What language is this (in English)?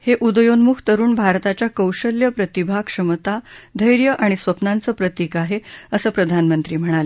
Marathi